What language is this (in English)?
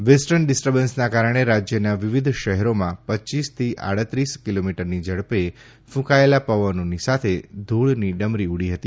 Gujarati